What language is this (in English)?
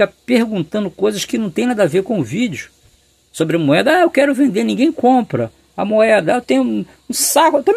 Portuguese